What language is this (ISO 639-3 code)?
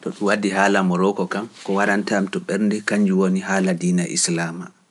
fuf